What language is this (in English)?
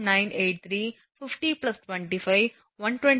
Tamil